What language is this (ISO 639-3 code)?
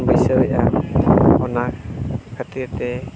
sat